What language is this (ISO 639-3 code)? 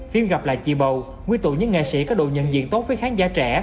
vie